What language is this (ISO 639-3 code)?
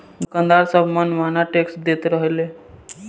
bho